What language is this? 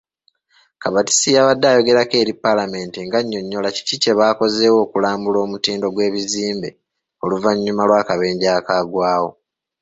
Ganda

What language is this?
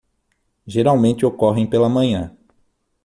Portuguese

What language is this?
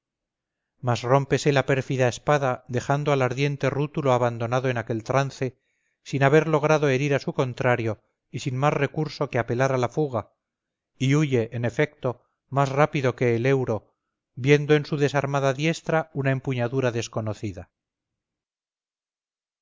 Spanish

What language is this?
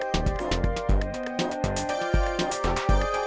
Indonesian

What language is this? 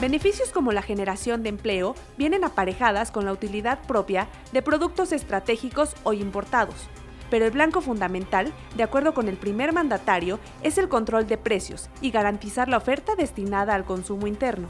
Spanish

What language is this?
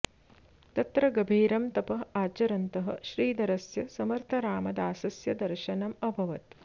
Sanskrit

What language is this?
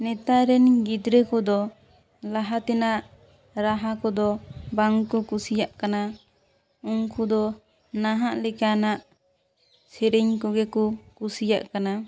Santali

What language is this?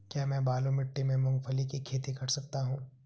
Hindi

